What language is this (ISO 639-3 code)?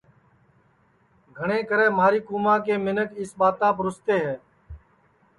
ssi